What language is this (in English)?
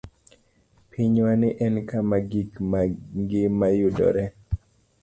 Luo (Kenya and Tanzania)